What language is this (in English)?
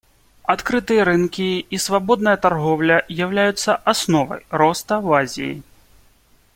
Russian